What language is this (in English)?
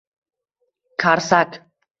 Uzbek